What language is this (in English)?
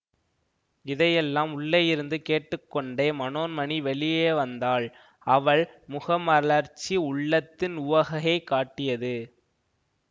Tamil